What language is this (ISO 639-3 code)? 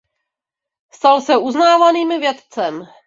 ces